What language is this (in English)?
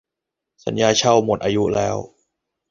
Thai